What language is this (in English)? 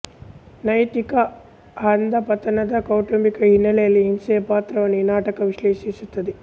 Kannada